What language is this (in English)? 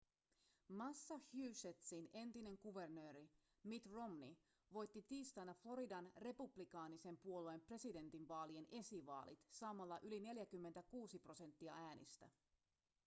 Finnish